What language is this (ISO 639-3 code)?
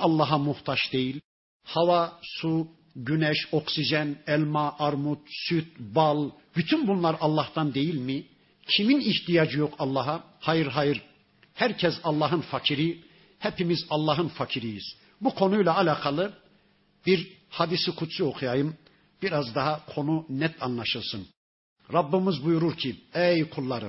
tur